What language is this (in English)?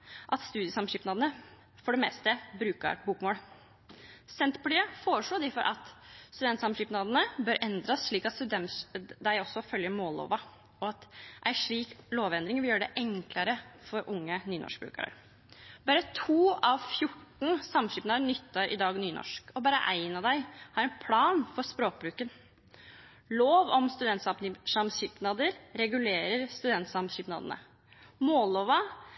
Norwegian Nynorsk